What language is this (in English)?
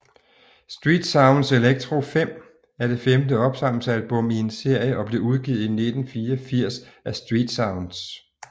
Danish